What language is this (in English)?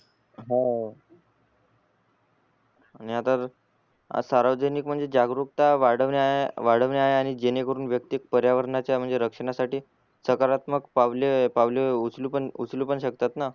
Marathi